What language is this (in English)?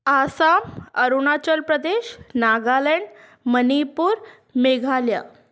Sindhi